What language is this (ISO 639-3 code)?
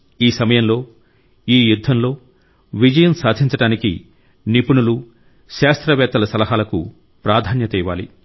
tel